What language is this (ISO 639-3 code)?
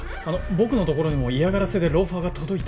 jpn